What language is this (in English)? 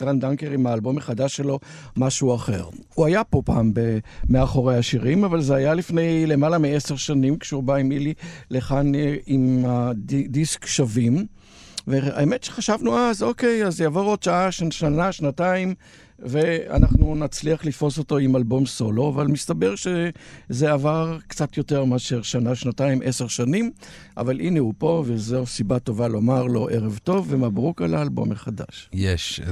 Hebrew